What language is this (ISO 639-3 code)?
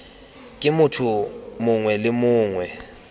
tsn